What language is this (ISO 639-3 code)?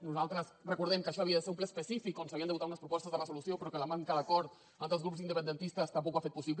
cat